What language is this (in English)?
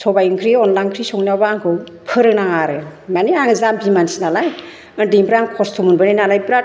Bodo